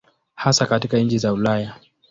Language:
Swahili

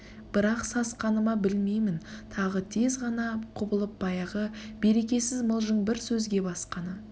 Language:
Kazakh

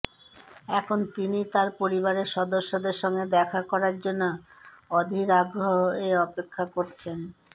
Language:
Bangla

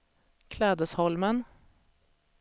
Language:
Swedish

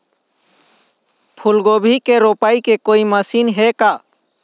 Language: Chhattisgarhi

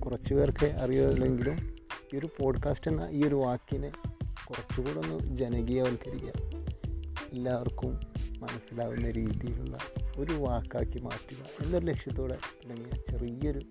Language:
Malayalam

